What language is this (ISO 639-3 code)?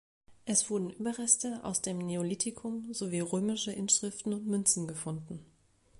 deu